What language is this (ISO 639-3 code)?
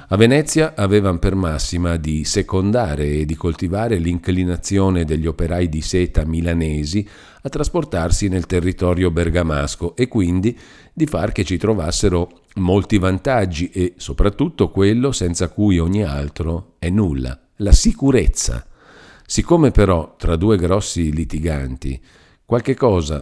ita